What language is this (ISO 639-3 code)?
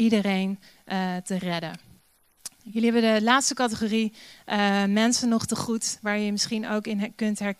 nld